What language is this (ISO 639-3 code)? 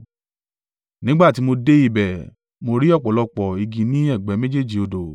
yor